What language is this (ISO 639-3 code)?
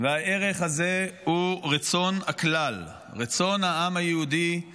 heb